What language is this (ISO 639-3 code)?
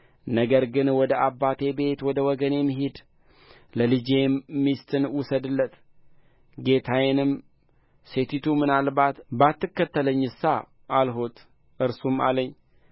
amh